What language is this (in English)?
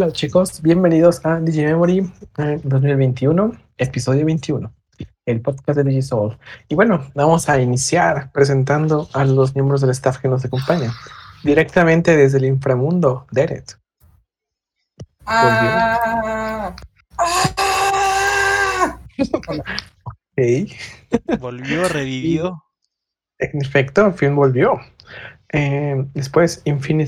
Spanish